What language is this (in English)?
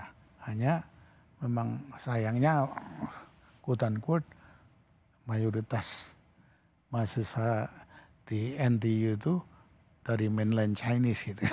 Indonesian